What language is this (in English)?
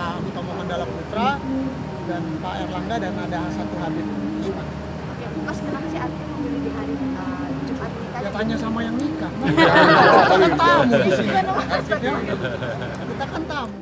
Indonesian